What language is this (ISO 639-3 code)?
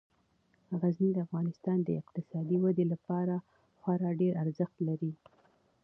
pus